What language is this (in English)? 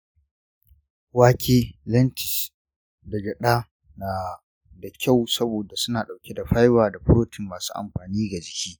Hausa